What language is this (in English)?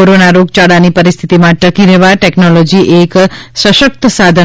Gujarati